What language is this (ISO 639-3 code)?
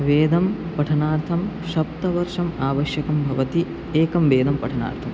san